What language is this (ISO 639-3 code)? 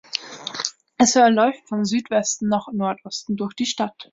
deu